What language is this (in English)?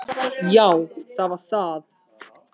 Icelandic